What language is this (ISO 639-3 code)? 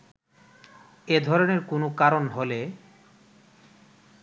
ben